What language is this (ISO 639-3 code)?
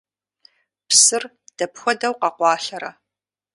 kbd